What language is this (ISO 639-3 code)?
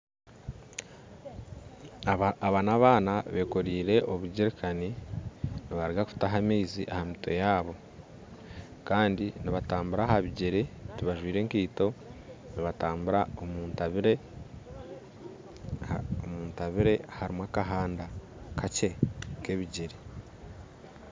nyn